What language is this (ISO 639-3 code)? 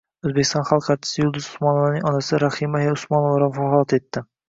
uzb